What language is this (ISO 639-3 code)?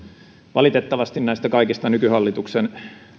fin